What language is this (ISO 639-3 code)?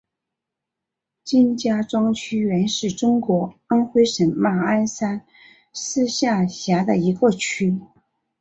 zho